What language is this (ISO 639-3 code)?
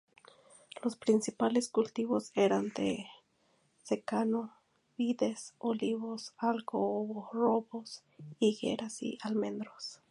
spa